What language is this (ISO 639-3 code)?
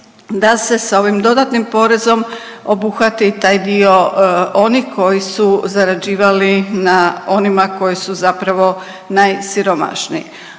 hrv